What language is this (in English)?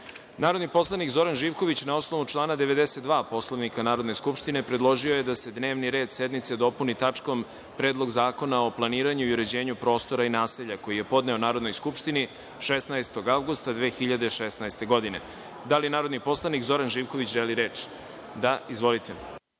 Serbian